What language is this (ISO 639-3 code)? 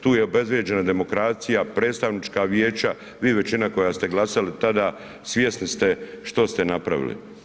hrv